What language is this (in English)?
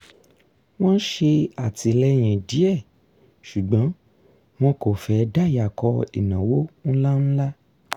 Yoruba